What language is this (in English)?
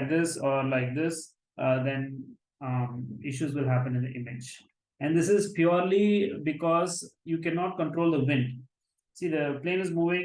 English